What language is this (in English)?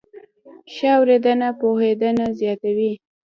Pashto